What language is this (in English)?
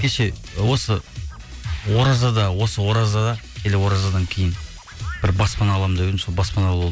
Kazakh